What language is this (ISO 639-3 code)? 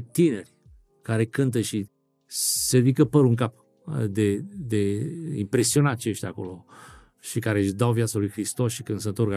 ron